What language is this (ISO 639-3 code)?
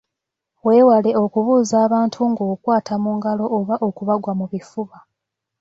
lug